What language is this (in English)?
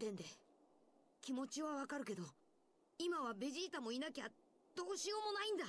Japanese